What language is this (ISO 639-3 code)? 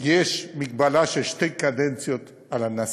heb